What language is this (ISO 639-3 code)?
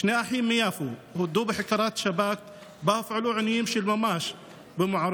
heb